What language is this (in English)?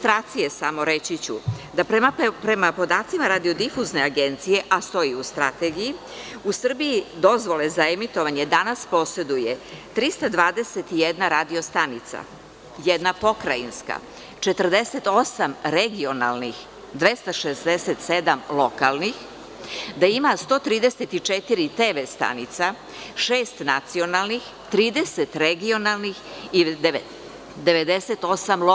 Serbian